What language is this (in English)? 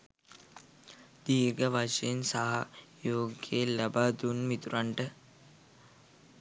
Sinhala